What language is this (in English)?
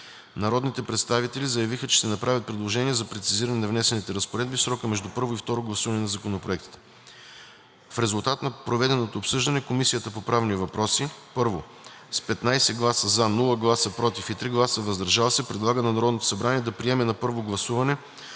Bulgarian